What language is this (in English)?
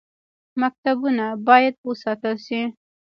Pashto